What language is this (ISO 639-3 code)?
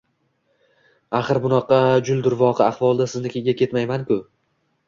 uzb